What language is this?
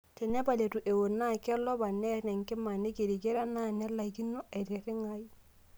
Masai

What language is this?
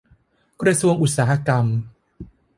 Thai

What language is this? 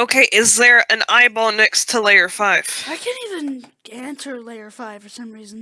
English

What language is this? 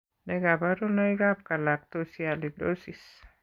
Kalenjin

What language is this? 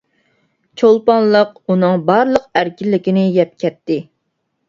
Uyghur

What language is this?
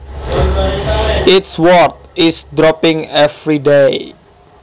Javanese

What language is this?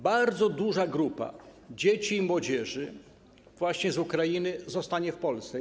Polish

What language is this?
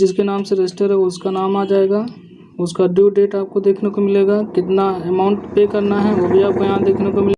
Hindi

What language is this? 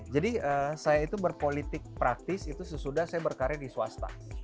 Indonesian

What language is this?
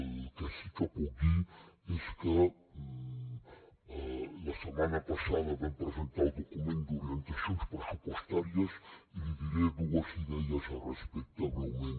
Catalan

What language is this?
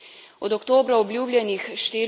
Slovenian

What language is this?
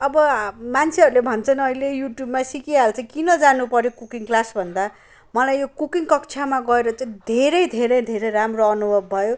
Nepali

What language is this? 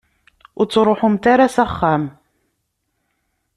Kabyle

